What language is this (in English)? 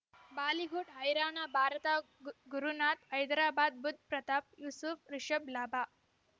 Kannada